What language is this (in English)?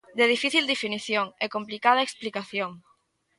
Galician